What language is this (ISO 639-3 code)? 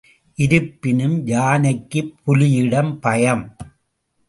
tam